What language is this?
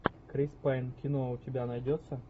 Russian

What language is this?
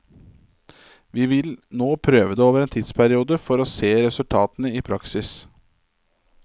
Norwegian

